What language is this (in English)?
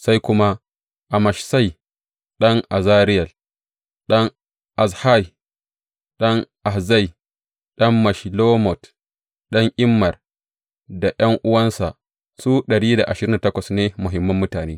Hausa